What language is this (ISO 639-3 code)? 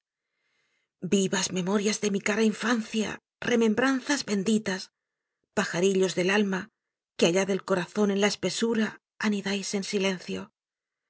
spa